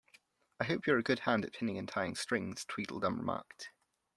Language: English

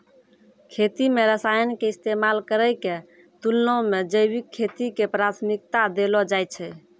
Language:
Maithili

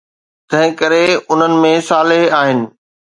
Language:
Sindhi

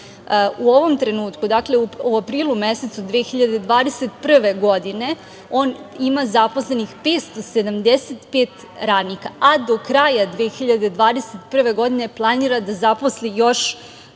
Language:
Serbian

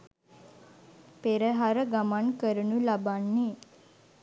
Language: Sinhala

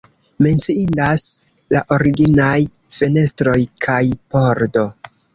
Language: Esperanto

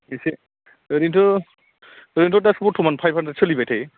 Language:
Bodo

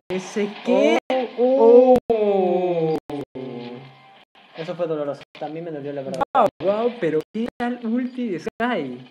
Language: Spanish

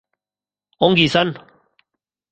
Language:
Basque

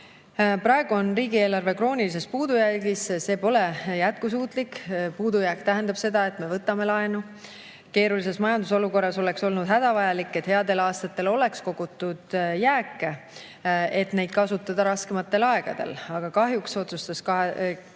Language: Estonian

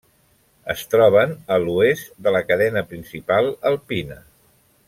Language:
Catalan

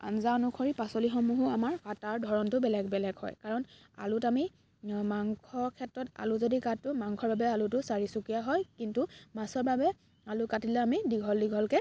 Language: Assamese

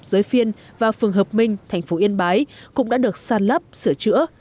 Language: Vietnamese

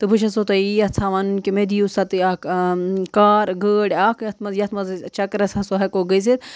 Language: Kashmiri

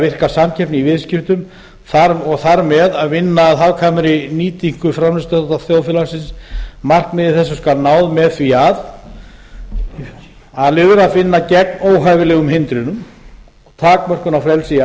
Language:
Icelandic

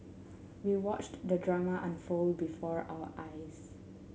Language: English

